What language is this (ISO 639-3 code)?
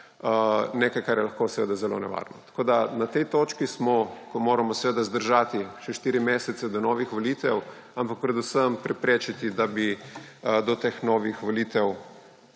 slv